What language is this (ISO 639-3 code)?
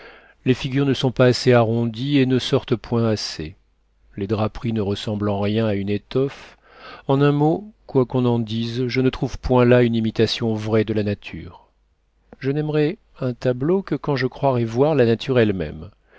fra